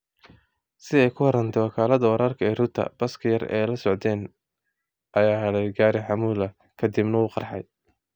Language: Somali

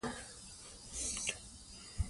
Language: Pashto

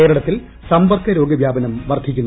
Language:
Malayalam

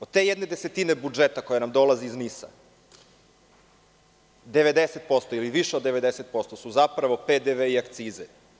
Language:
Serbian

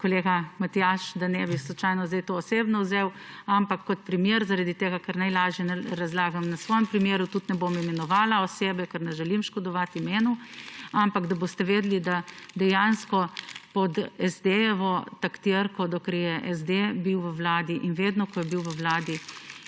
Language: Slovenian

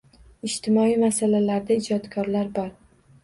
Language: Uzbek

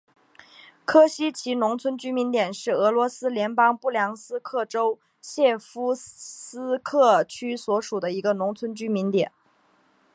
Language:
Chinese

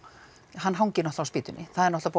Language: Icelandic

